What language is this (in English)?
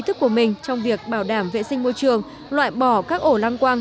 Vietnamese